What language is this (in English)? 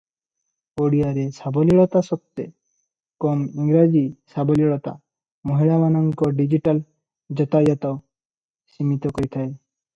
Odia